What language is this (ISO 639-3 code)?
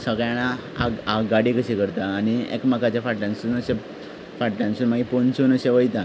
kok